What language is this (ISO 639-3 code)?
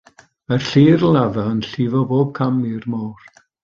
cym